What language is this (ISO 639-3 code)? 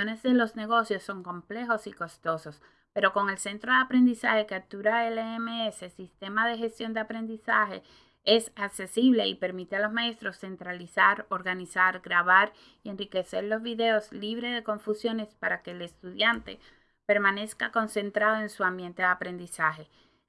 spa